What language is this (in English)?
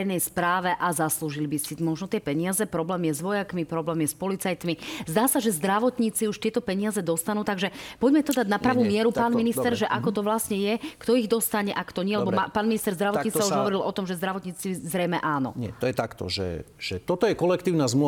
Slovak